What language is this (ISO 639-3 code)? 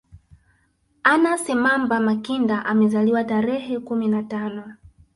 swa